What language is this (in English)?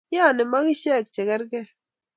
Kalenjin